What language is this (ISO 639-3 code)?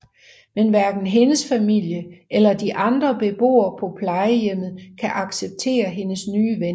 dan